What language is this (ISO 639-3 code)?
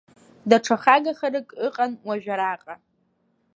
abk